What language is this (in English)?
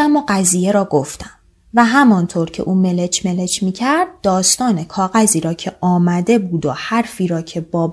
Persian